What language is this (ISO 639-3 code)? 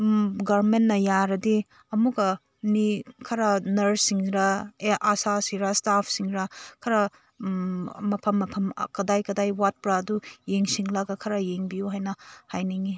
mni